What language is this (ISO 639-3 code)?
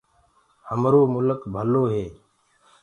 ggg